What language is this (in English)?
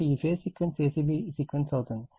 Telugu